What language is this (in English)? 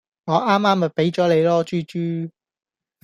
Cantonese